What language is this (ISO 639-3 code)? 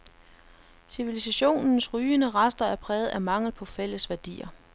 dan